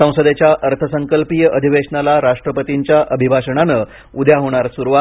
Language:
Marathi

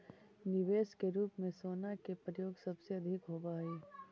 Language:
Magahi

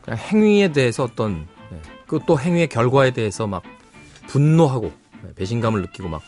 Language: Korean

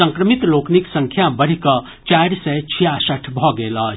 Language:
Maithili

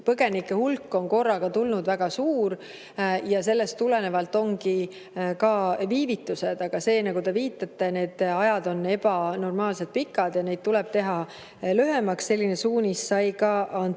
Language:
Estonian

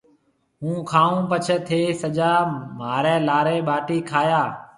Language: Marwari (Pakistan)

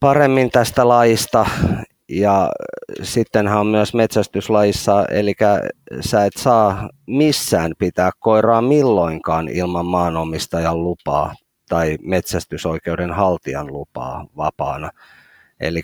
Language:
Finnish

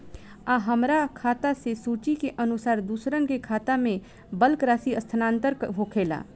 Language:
Bhojpuri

